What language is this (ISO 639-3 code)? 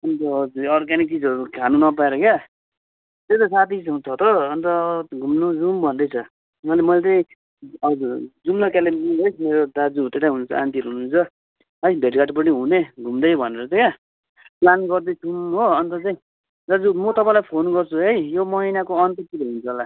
nep